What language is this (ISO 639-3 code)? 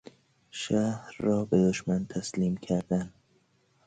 fas